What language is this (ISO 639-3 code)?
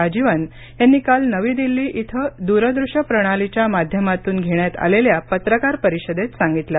mar